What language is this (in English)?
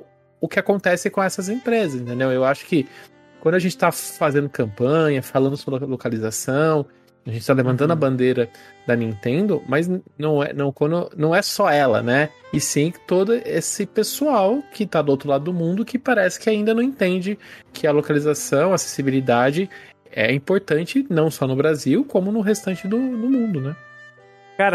Portuguese